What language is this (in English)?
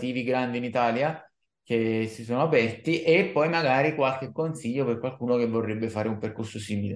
Italian